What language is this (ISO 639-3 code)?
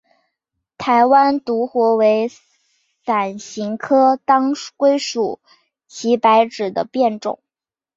zho